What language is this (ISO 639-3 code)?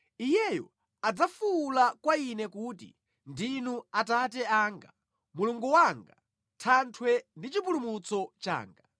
nya